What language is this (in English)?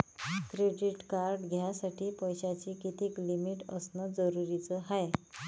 Marathi